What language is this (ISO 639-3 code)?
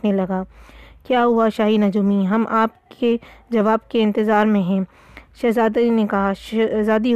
urd